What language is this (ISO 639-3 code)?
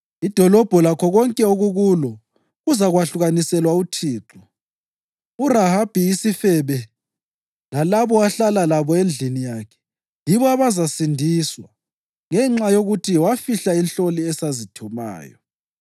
nde